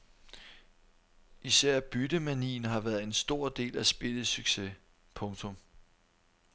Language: Danish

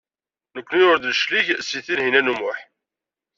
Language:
Kabyle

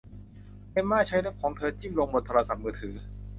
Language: Thai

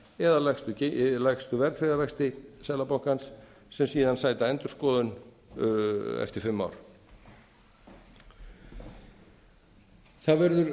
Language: Icelandic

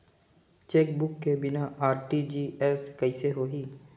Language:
Chhattisgarhi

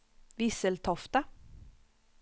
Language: Swedish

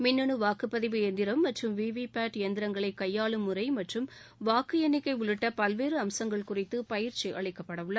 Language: Tamil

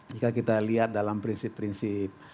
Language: Indonesian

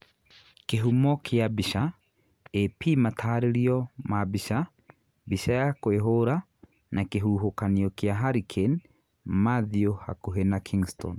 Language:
Kikuyu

